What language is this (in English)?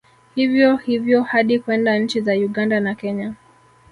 Swahili